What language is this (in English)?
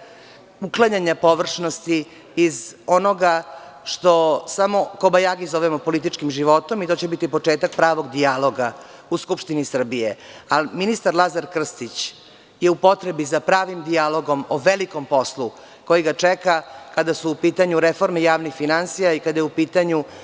Serbian